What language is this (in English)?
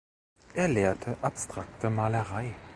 German